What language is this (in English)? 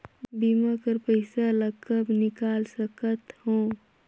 Chhattisgarhi